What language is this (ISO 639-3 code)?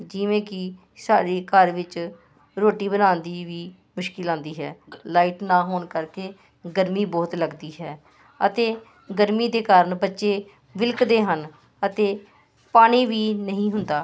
pan